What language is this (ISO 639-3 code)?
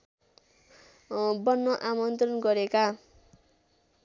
nep